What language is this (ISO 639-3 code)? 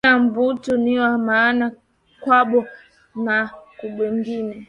swa